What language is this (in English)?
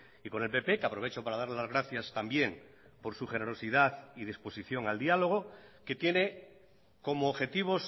Spanish